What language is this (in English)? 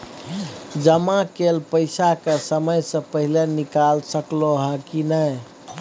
Maithili